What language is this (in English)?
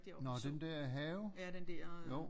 Danish